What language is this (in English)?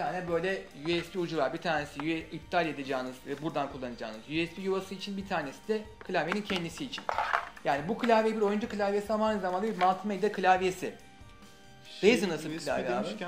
Turkish